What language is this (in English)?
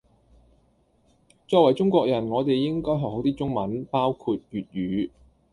Cantonese